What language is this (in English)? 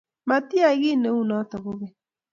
Kalenjin